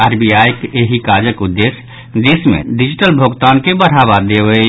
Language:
Maithili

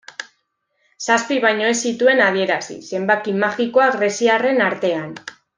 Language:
Basque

